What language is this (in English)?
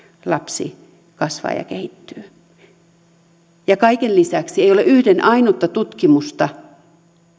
Finnish